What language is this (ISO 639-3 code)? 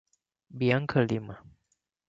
por